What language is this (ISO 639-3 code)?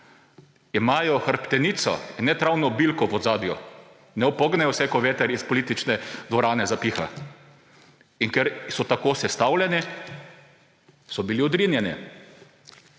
slv